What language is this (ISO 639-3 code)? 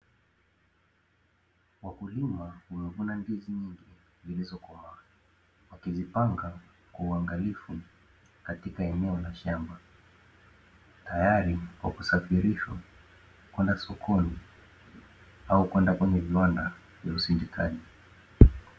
swa